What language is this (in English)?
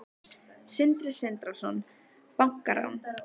Icelandic